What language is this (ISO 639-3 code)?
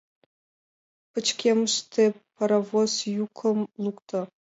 chm